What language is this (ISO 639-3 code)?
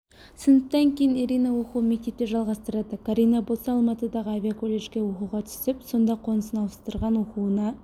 kaz